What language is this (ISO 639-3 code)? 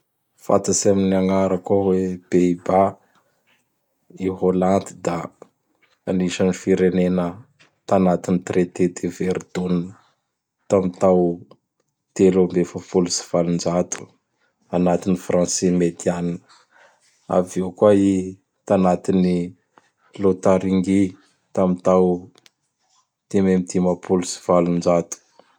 bhr